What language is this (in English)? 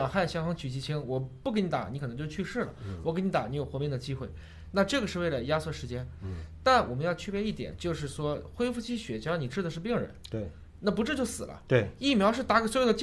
Chinese